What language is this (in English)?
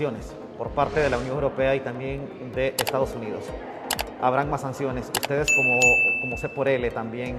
Spanish